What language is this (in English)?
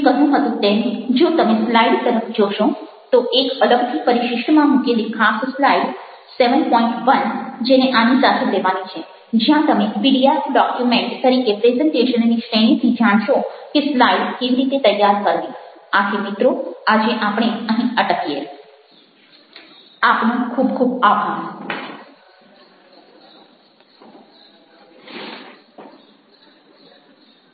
Gujarati